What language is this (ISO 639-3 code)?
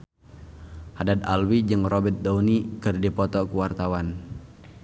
sun